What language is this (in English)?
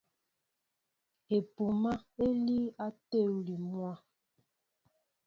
Mbo (Cameroon)